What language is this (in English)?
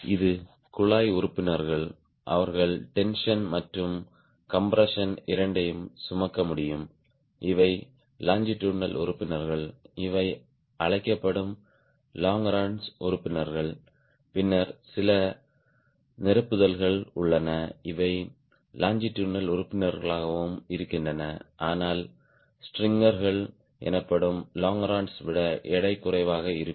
Tamil